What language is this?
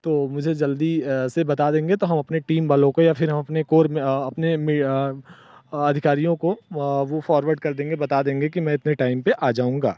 Hindi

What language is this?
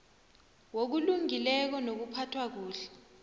South Ndebele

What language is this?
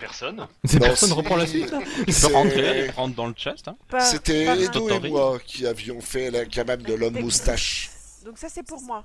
French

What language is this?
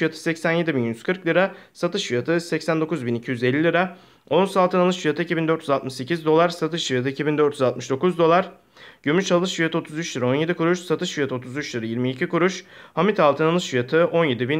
Turkish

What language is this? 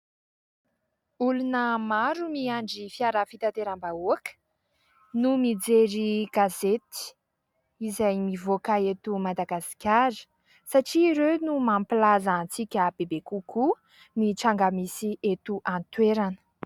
Malagasy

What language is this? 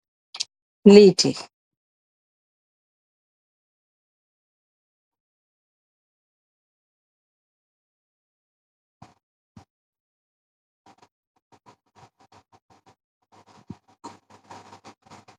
Wolof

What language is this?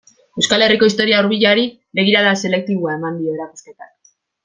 Basque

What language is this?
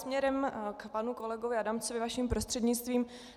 Czech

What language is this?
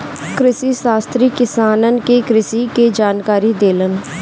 Bhojpuri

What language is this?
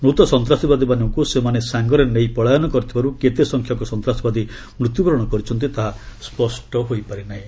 Odia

